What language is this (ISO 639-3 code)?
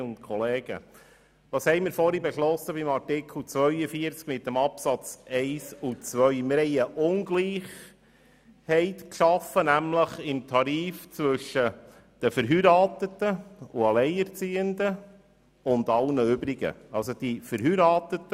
gsw